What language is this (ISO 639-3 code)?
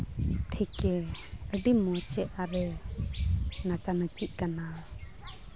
sat